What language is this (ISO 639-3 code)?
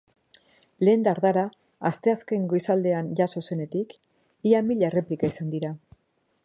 eus